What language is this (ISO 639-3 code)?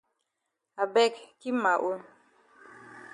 wes